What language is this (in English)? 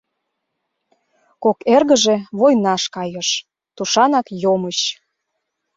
Mari